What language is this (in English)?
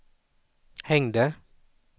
Swedish